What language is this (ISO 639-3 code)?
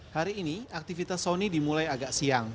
ind